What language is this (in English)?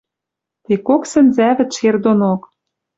Western Mari